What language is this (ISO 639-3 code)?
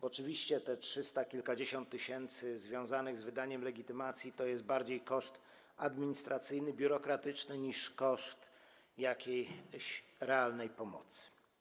pol